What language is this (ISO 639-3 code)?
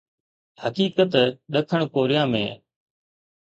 snd